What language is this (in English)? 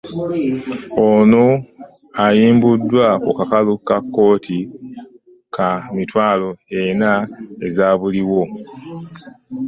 Ganda